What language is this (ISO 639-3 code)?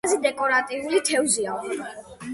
kat